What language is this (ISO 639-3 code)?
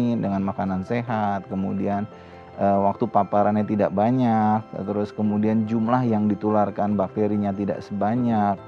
ind